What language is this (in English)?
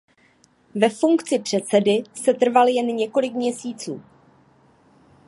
Czech